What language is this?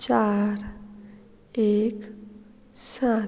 Konkani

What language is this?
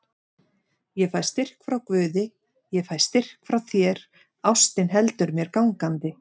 Icelandic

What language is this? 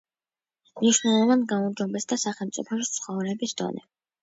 Georgian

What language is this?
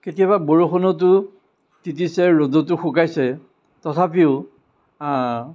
Assamese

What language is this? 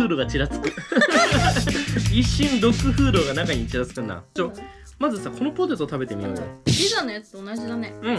Japanese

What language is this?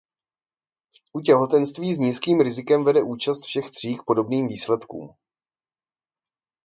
Czech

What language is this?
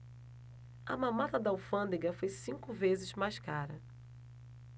Portuguese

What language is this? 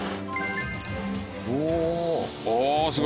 Japanese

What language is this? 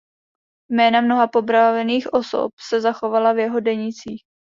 Czech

